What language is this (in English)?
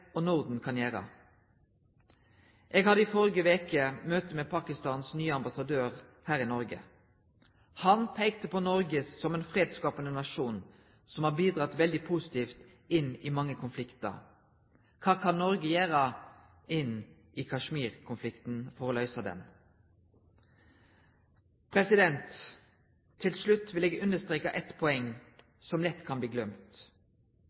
Norwegian Bokmål